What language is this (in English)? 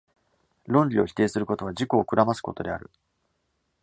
Japanese